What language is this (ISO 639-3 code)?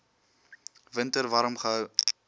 afr